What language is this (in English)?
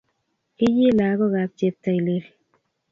Kalenjin